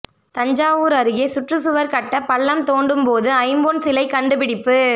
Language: Tamil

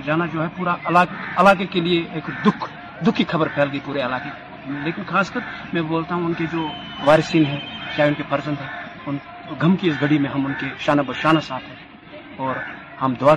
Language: Urdu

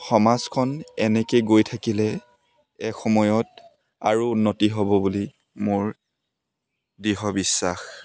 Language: Assamese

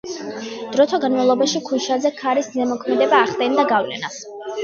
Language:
Georgian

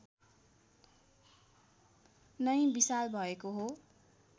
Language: Nepali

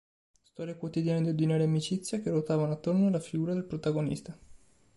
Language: Italian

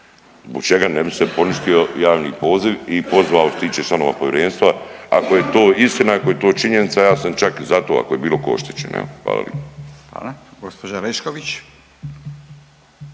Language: Croatian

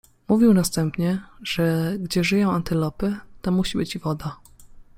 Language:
Polish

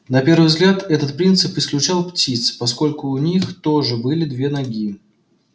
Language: Russian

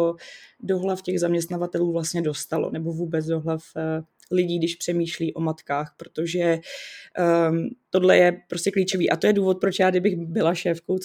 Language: Czech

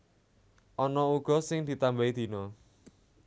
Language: Javanese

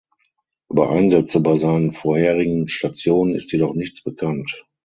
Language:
German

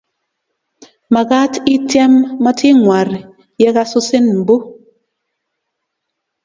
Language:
Kalenjin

